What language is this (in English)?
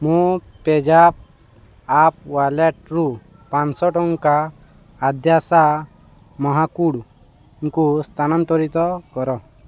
Odia